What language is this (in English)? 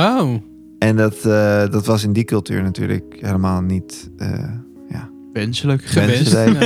Dutch